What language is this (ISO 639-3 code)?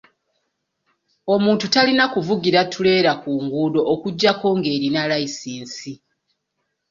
lug